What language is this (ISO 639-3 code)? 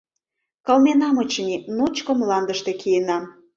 chm